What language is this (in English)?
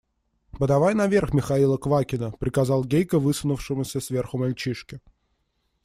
Russian